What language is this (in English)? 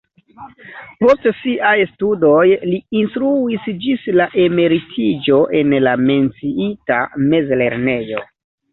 Esperanto